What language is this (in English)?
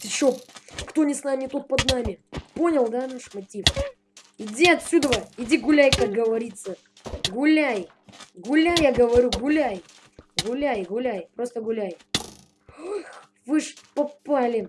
Russian